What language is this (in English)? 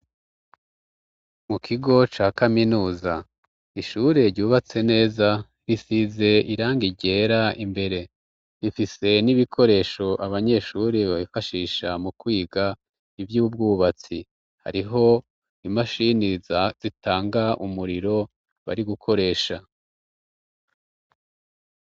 Rundi